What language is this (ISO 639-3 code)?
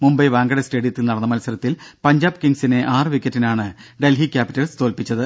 mal